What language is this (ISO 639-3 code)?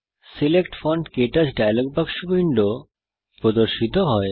ben